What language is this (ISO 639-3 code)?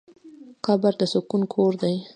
pus